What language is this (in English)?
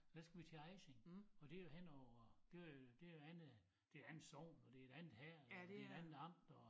Danish